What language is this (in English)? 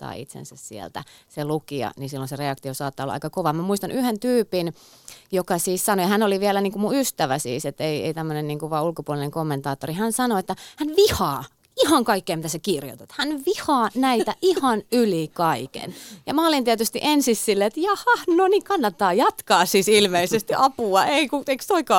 Finnish